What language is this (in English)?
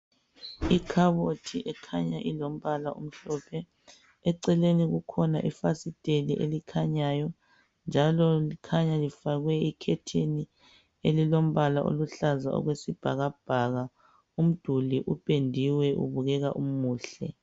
North Ndebele